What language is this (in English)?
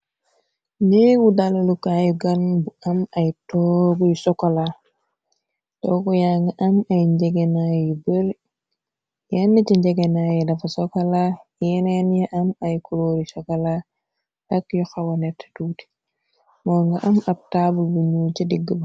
Wolof